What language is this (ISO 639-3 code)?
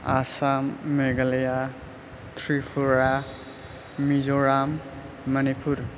brx